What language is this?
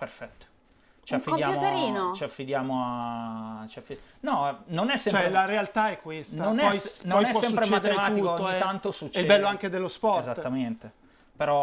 Italian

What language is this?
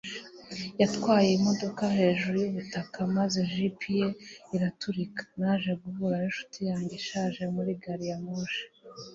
Kinyarwanda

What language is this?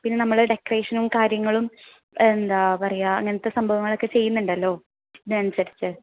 Malayalam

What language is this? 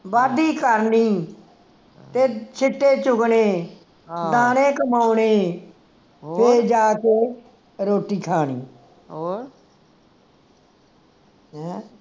Punjabi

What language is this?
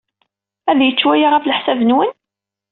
Kabyle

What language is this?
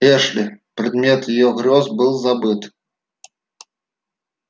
Russian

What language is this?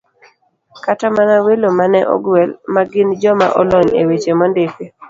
Luo (Kenya and Tanzania)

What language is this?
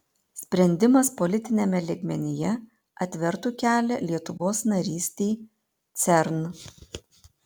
Lithuanian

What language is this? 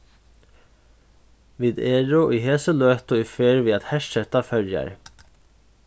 Faroese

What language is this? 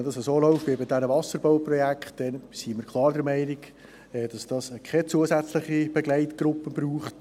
Swiss German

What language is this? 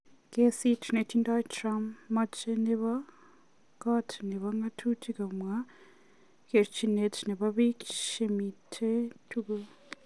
Kalenjin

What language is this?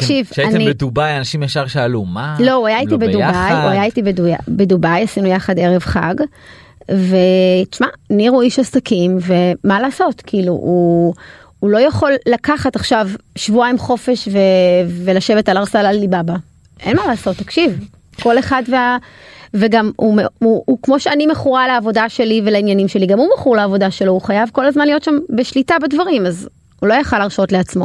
Hebrew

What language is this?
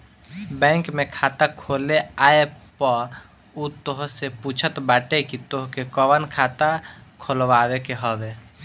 Bhojpuri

